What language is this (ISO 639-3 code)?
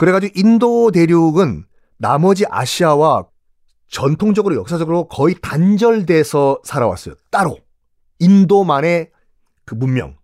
kor